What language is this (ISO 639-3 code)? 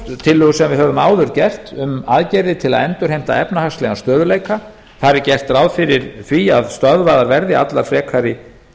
isl